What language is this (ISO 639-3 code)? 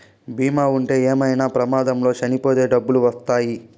tel